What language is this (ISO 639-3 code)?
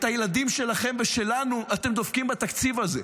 heb